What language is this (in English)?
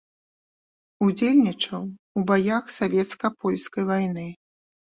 Belarusian